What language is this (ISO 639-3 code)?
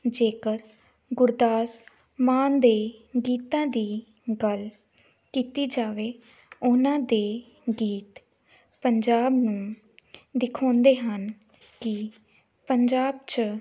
pan